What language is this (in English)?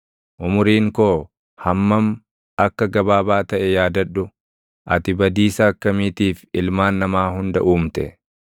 Oromo